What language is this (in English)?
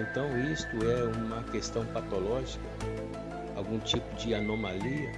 Portuguese